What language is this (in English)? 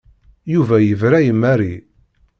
Kabyle